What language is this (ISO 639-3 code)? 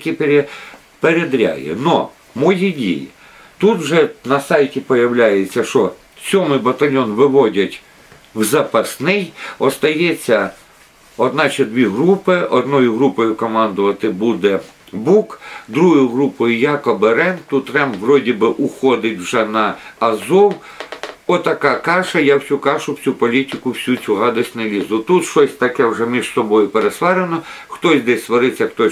ukr